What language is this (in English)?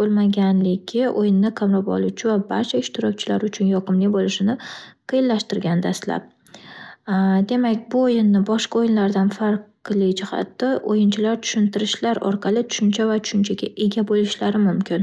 Uzbek